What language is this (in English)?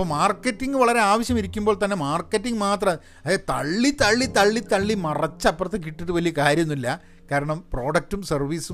Malayalam